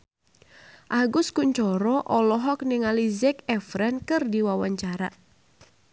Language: Sundanese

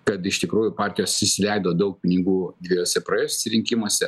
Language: Lithuanian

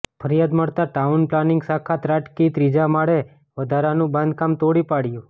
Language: Gujarati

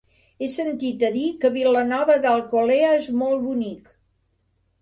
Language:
Catalan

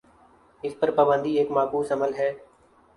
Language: Urdu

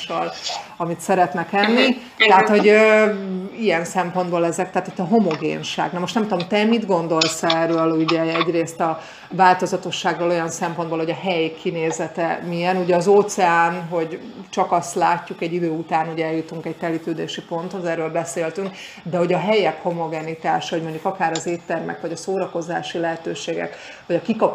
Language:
Hungarian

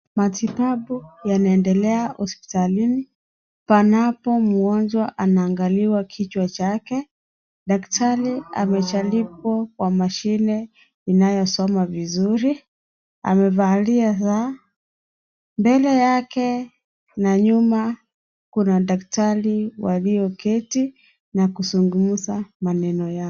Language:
Swahili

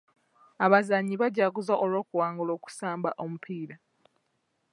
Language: Ganda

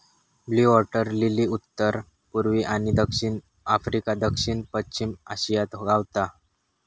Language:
Marathi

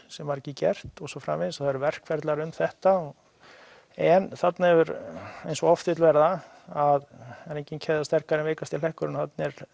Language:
Icelandic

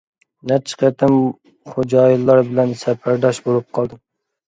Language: Uyghur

